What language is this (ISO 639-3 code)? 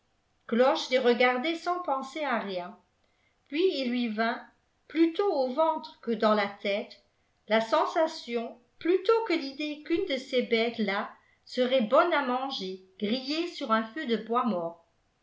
fra